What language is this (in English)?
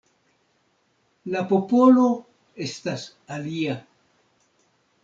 Esperanto